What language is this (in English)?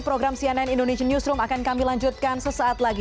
Indonesian